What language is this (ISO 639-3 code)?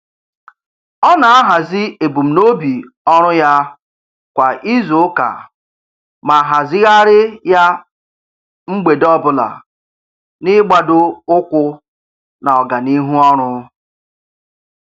ibo